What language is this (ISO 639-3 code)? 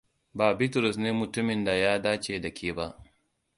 hau